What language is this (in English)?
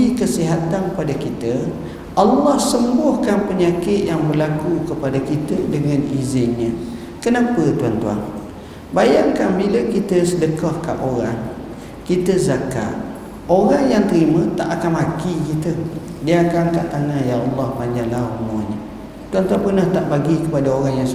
Malay